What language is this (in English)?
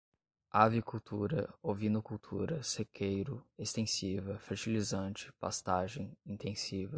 Portuguese